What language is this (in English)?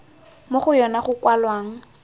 Tswana